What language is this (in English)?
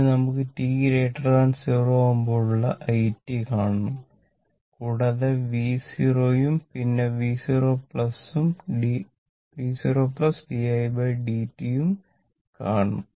Malayalam